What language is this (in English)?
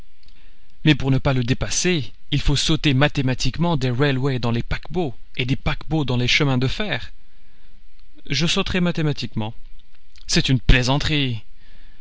French